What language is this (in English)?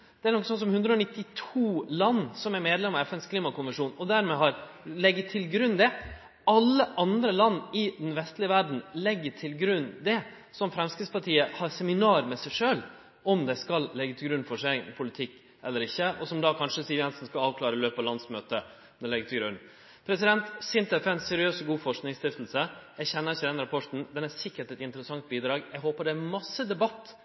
Norwegian Nynorsk